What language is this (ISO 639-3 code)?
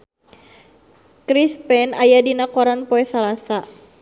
sun